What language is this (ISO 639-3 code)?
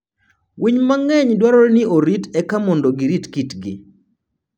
luo